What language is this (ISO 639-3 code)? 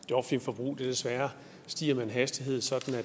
dan